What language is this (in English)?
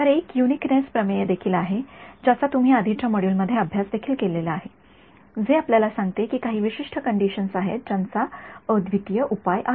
Marathi